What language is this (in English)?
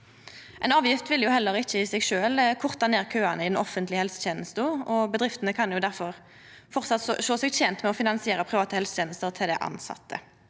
Norwegian